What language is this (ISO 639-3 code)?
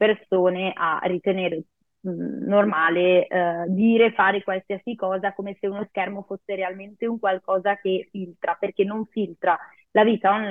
ita